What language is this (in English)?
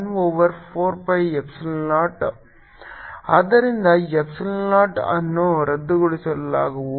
Kannada